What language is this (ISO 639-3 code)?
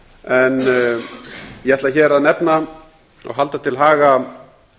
isl